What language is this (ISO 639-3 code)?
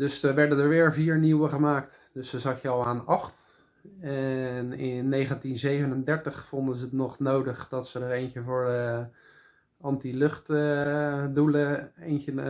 nld